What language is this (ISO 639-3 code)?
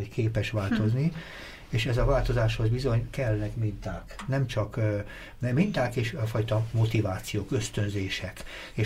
hun